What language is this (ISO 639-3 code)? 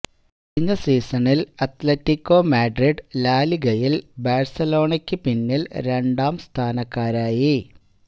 mal